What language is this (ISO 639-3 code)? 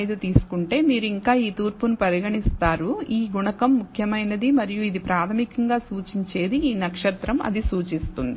tel